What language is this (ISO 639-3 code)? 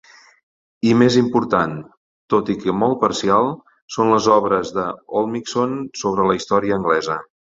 cat